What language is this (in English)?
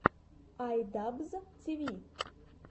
Russian